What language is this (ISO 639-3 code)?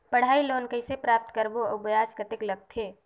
hne